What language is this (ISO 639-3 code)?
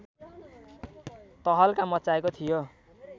nep